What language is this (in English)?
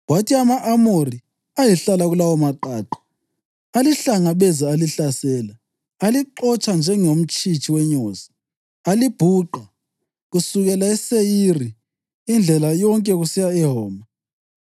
North Ndebele